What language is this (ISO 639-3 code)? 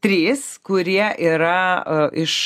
lit